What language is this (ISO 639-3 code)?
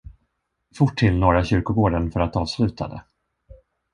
swe